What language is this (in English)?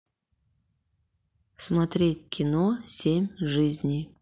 Russian